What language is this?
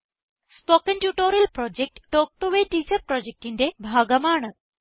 Malayalam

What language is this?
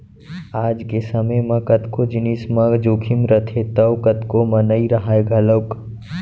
Chhattisgarhi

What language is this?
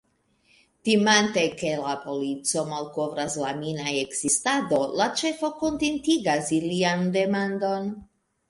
Esperanto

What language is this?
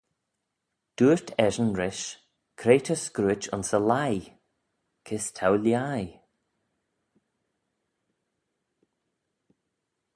Manx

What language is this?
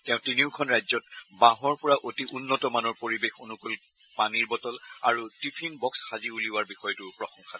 Assamese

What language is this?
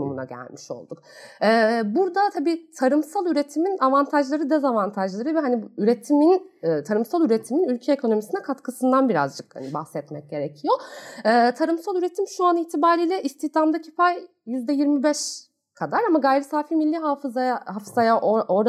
Turkish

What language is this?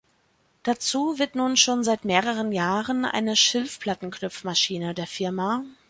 German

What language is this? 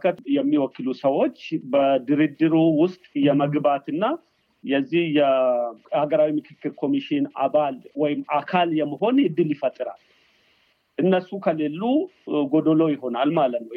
Amharic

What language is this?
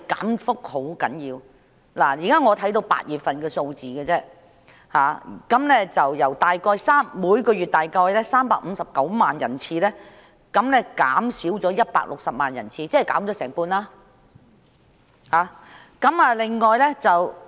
Cantonese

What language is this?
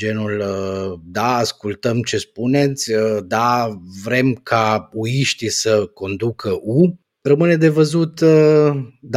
Romanian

